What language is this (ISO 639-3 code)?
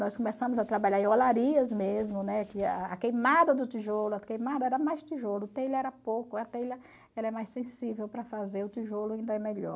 por